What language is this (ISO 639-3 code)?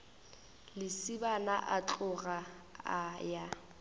nso